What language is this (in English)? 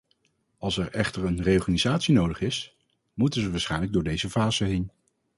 Dutch